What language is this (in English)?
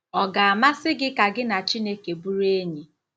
Igbo